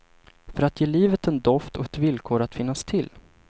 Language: Swedish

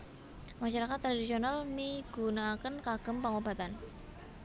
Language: Javanese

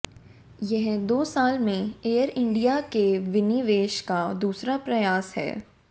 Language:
Hindi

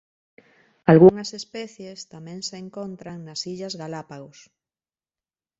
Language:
Galician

